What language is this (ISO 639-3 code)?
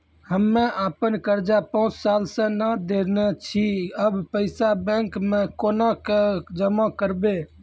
mai